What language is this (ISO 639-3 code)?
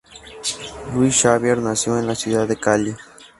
spa